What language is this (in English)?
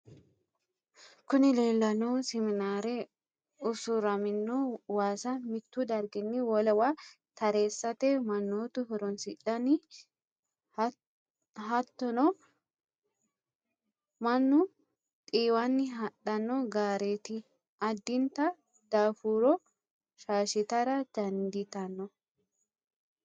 Sidamo